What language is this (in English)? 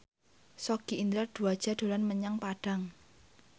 Javanese